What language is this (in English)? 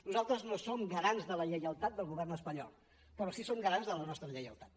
Catalan